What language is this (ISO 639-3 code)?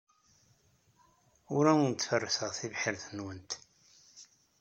kab